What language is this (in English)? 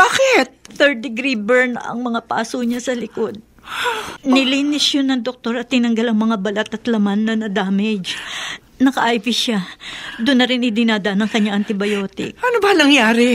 Filipino